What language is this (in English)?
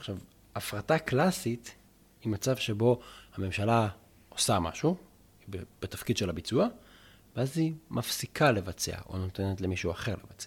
Hebrew